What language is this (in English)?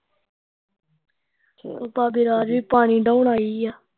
Punjabi